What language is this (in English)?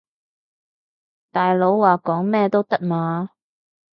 Cantonese